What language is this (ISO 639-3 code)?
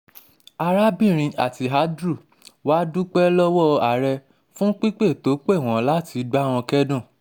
yor